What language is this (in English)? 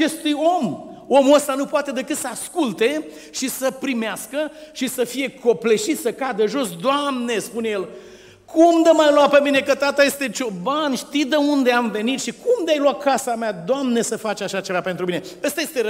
Romanian